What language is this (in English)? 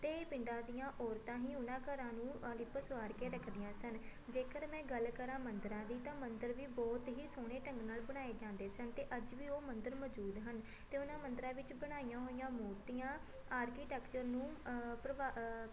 Punjabi